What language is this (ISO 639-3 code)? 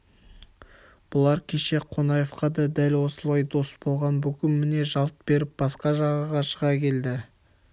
kaz